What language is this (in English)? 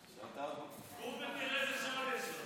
Hebrew